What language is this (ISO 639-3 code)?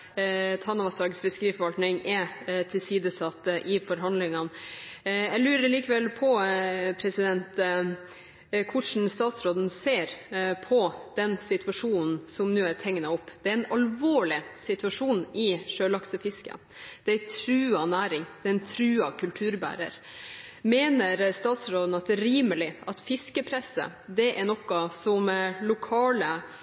nob